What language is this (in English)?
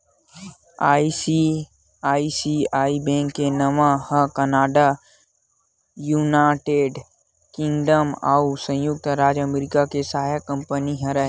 Chhattisgarhi